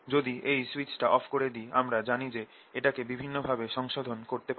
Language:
Bangla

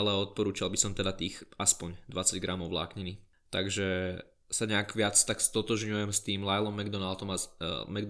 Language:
Slovak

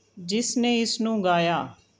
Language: Punjabi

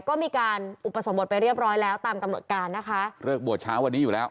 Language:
Thai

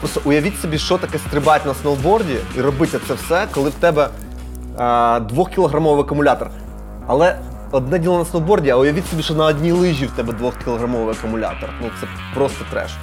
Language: Ukrainian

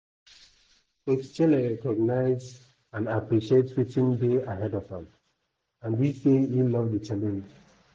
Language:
Nigerian Pidgin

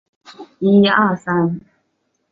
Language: Chinese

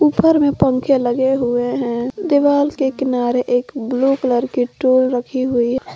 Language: Hindi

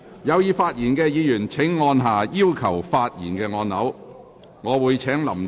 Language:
Cantonese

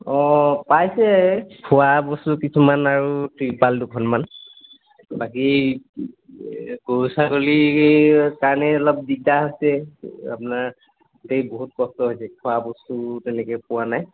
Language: Assamese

